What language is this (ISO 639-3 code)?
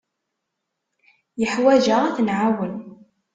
kab